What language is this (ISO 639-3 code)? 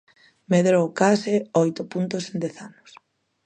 glg